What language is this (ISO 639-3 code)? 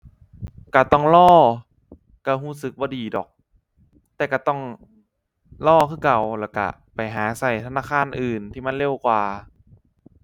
tha